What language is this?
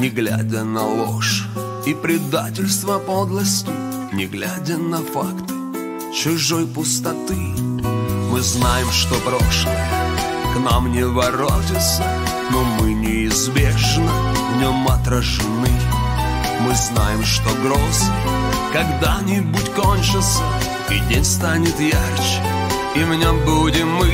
Russian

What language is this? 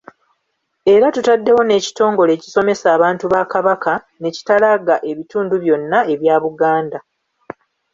Ganda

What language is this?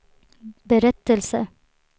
Swedish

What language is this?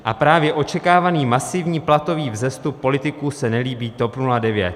Czech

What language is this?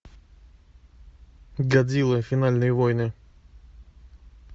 Russian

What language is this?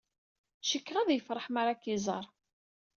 Kabyle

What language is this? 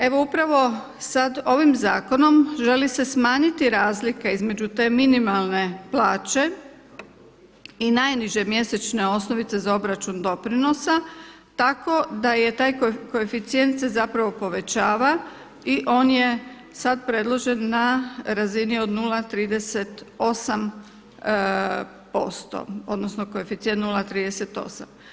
Croatian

